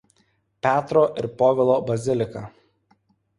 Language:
Lithuanian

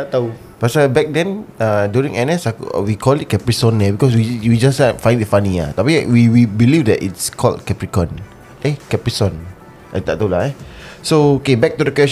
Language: Malay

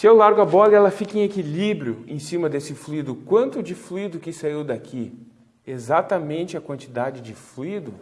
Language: Portuguese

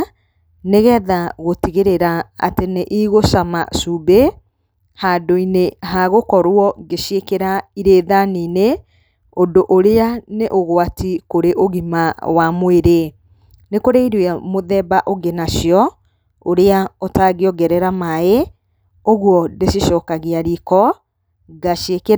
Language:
Kikuyu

